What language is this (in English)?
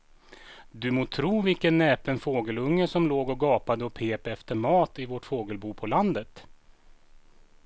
Swedish